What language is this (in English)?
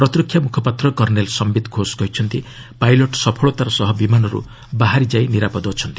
Odia